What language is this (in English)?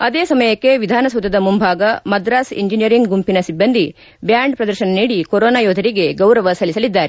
Kannada